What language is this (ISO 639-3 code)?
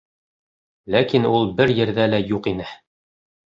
bak